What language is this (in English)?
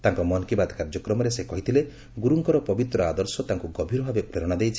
Odia